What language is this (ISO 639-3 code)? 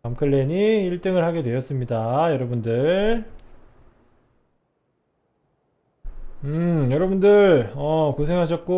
kor